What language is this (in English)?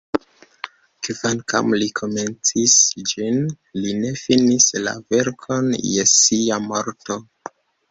Esperanto